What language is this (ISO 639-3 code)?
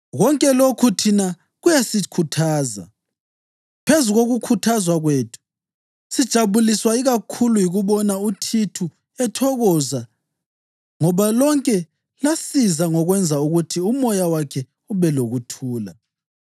nde